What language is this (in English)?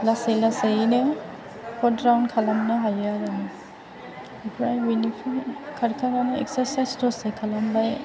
Bodo